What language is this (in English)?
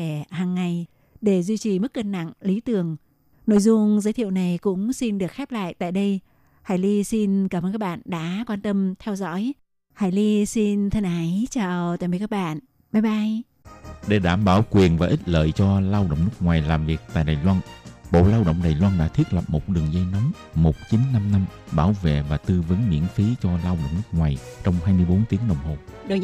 Vietnamese